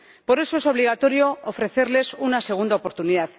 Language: Spanish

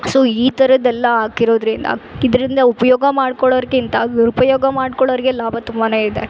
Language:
Kannada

